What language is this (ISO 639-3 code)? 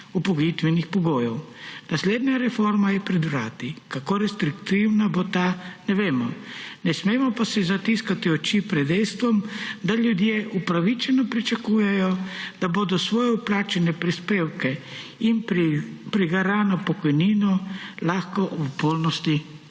slv